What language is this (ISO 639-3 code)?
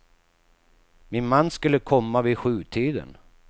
swe